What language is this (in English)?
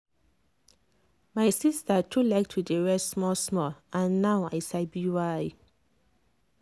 Nigerian Pidgin